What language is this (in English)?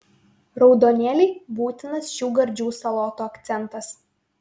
Lithuanian